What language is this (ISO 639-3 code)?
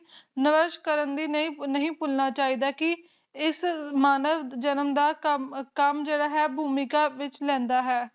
pan